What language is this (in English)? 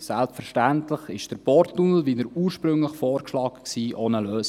Swiss German